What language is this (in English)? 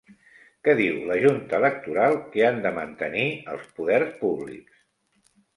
Catalan